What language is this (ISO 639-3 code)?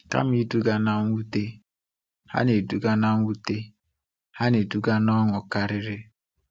ibo